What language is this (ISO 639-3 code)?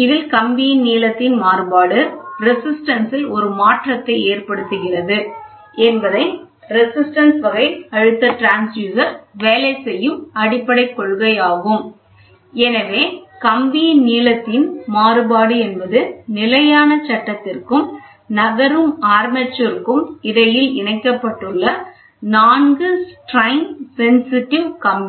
tam